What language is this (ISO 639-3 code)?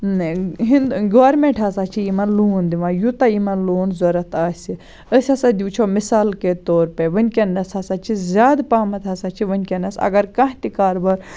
kas